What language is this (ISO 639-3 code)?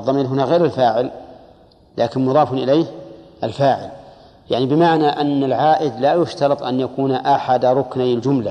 ara